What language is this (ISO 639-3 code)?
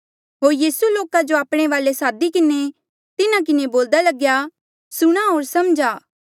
mjl